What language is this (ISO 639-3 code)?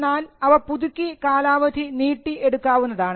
mal